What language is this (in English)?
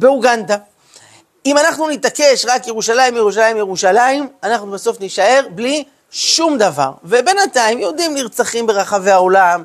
Hebrew